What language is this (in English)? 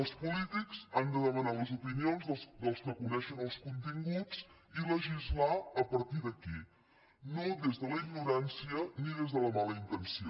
Catalan